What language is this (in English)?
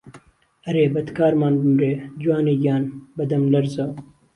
Central Kurdish